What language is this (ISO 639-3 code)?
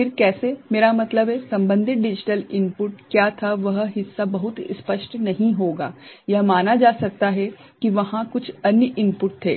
hin